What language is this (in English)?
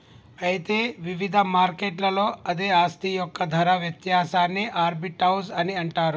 Telugu